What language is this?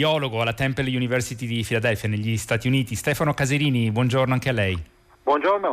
Italian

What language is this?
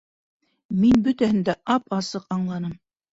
Bashkir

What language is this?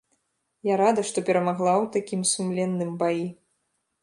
Belarusian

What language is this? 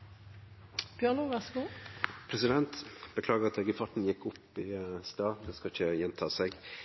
Norwegian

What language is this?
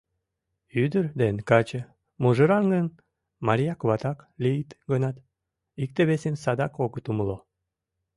Mari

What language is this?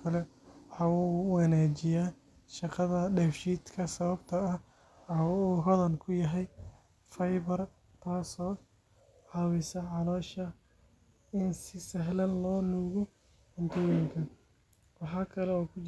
Somali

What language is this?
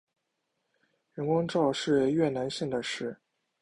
Chinese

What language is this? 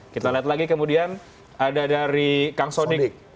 Indonesian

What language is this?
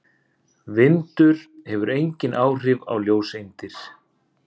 Icelandic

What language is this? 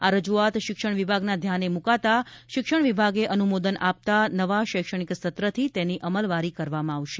Gujarati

